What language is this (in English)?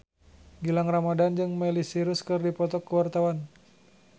Sundanese